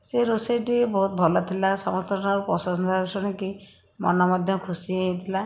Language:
Odia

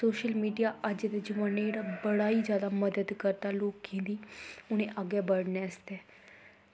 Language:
Dogri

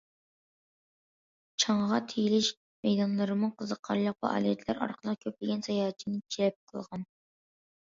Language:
Uyghur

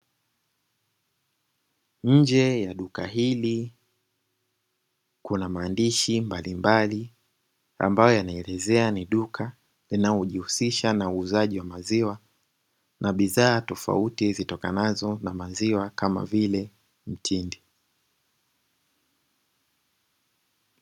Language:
Swahili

